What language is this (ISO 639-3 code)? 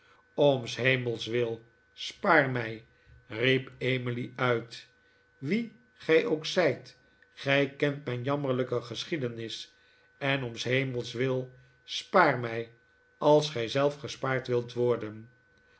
nld